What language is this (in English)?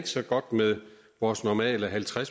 Danish